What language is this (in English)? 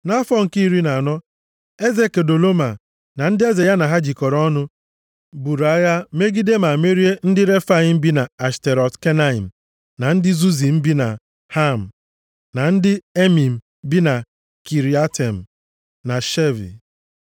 Igbo